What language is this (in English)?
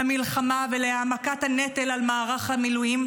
Hebrew